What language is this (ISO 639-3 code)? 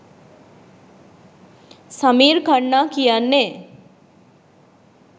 sin